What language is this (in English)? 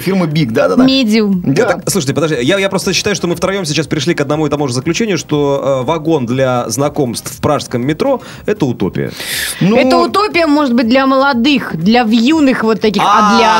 Russian